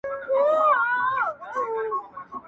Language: Pashto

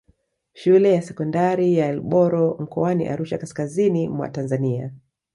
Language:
Swahili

